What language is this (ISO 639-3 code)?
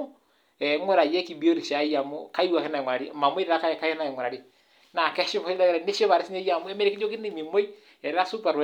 mas